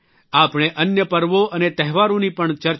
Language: Gujarati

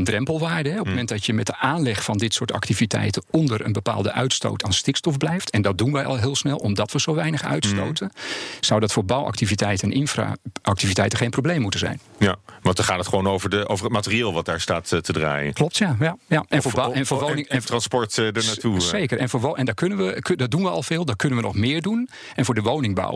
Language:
Dutch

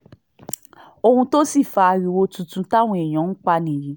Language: Yoruba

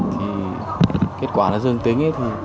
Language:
Vietnamese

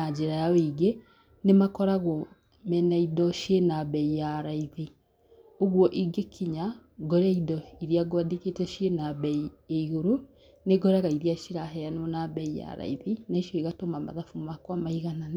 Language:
Kikuyu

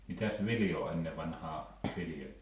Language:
Finnish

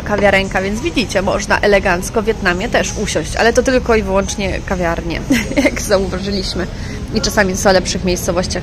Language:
Polish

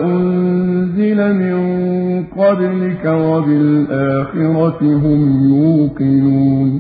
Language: Arabic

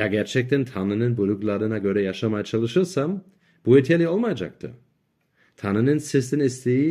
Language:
Turkish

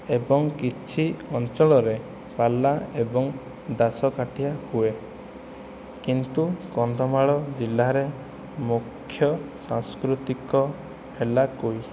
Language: Odia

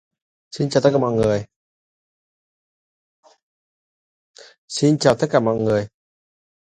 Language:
Vietnamese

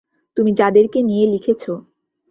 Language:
Bangla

